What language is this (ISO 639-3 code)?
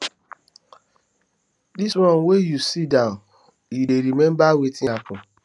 pcm